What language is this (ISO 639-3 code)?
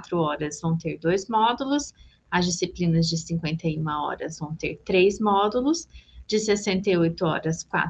por